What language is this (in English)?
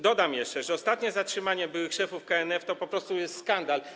Polish